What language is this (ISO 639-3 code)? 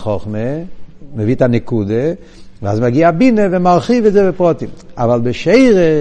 heb